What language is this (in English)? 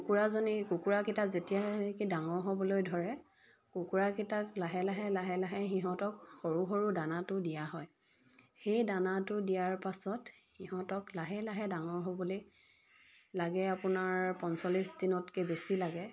Assamese